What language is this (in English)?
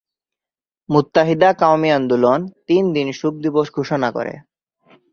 Bangla